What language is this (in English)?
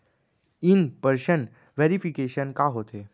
Chhattisgarhi